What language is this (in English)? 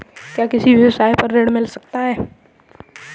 Hindi